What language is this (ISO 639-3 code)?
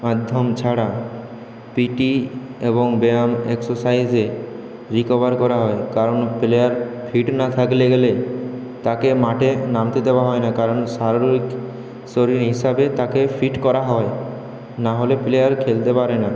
ben